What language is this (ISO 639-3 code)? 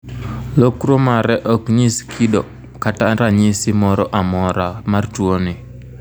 luo